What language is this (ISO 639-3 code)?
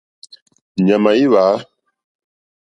bri